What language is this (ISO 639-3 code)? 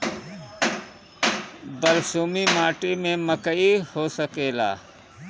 bho